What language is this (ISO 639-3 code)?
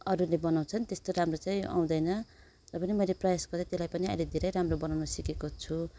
nep